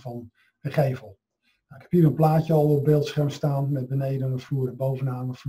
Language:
Dutch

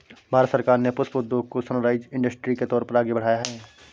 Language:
Hindi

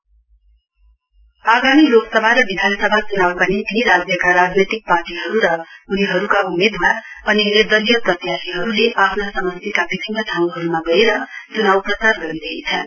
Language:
Nepali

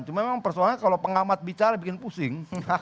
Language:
Indonesian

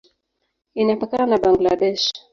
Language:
Swahili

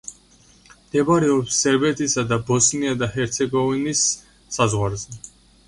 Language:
Georgian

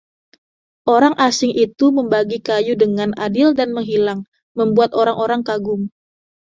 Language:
Indonesian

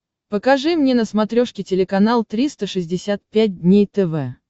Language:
Russian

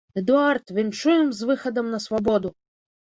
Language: Belarusian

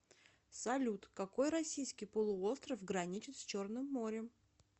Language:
Russian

